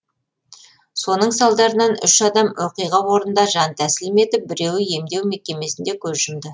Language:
Kazakh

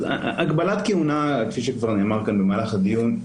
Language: Hebrew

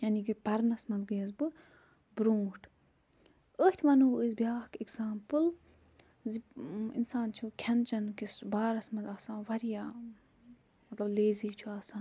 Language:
Kashmiri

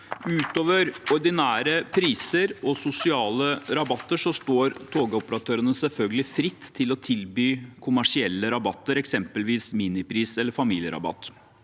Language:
Norwegian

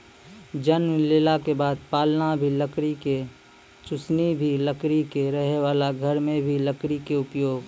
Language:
Maithili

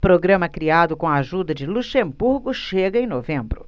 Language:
Portuguese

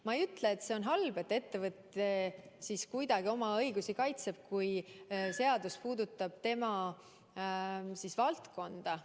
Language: Estonian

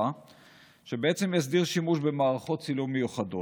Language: Hebrew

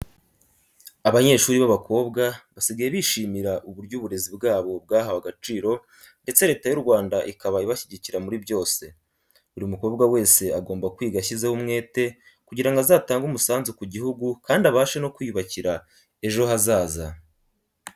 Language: Kinyarwanda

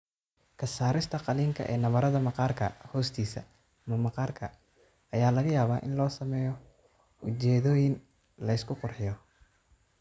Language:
Somali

